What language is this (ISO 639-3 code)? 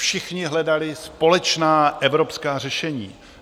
ces